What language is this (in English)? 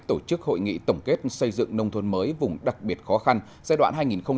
Vietnamese